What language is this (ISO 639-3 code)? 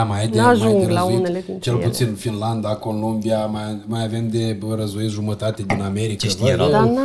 ron